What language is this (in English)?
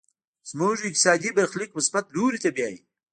Pashto